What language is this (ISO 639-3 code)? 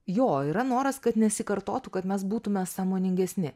lit